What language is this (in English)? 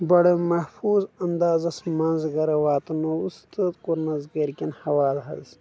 Kashmiri